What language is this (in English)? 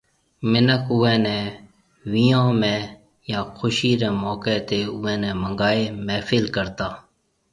Marwari (Pakistan)